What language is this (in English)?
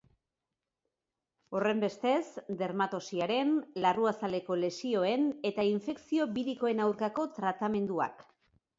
Basque